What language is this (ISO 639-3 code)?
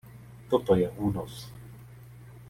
ces